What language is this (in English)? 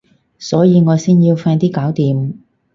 Cantonese